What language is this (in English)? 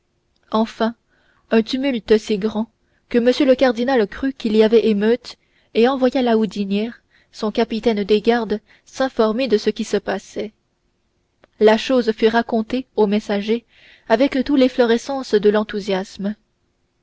French